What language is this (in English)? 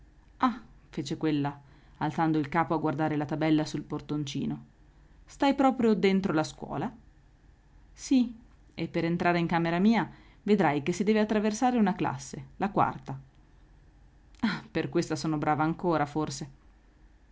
Italian